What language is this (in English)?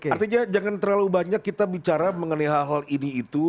Indonesian